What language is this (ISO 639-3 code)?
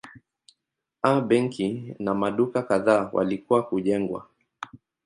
swa